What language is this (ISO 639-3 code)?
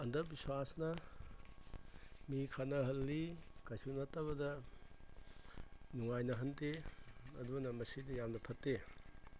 mni